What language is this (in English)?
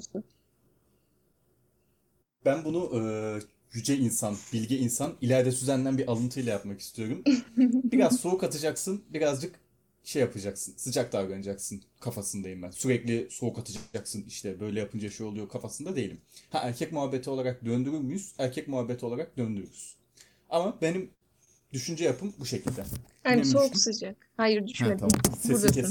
Turkish